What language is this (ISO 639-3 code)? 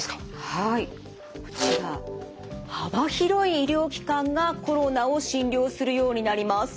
jpn